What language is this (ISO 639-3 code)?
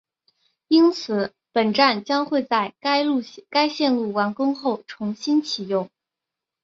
zho